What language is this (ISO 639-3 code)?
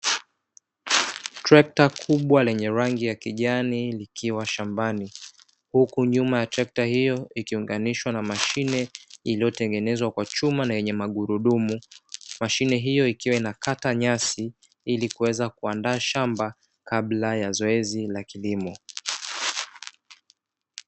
swa